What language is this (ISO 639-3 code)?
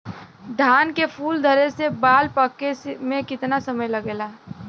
bho